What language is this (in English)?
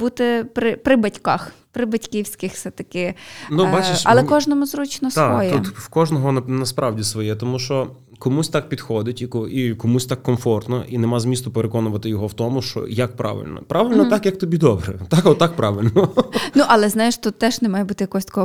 Ukrainian